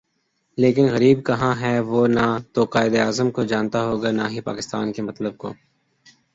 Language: Urdu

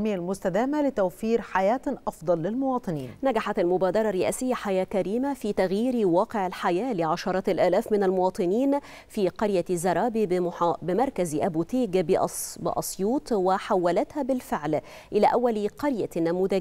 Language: Arabic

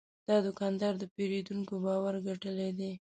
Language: Pashto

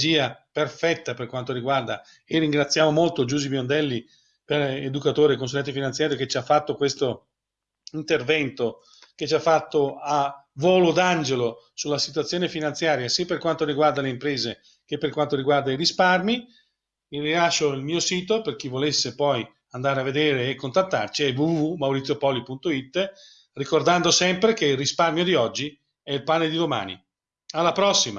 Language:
Italian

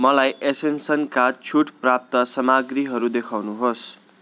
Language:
Nepali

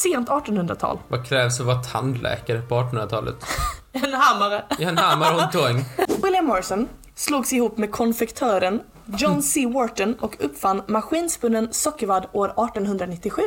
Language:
Swedish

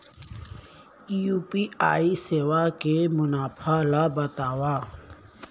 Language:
Chhattisgarhi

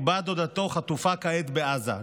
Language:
Hebrew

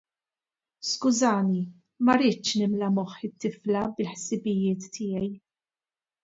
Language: Maltese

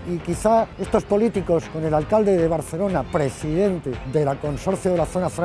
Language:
Spanish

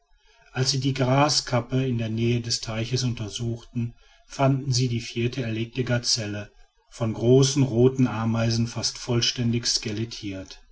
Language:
German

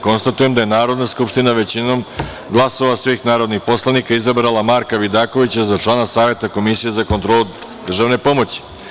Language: Serbian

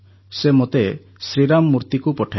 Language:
Odia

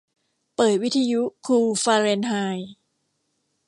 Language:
Thai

